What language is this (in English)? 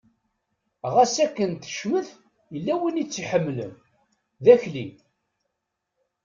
Kabyle